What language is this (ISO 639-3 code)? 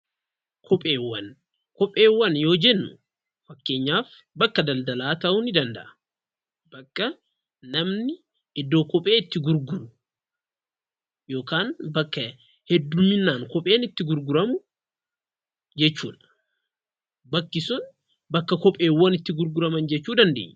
orm